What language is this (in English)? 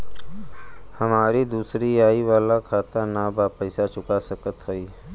Bhojpuri